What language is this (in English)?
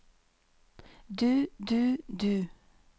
Norwegian